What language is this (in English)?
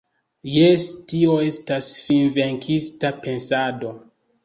Esperanto